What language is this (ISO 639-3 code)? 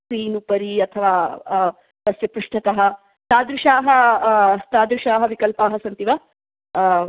san